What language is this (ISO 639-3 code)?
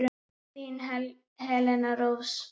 isl